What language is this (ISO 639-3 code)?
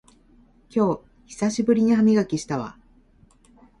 jpn